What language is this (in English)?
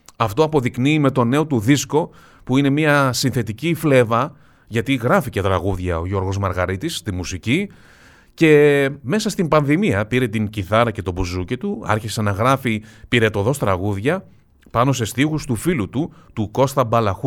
Greek